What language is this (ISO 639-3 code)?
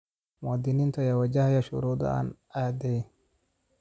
som